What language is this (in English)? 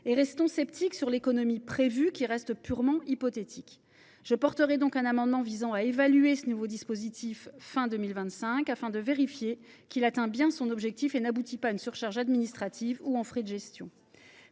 French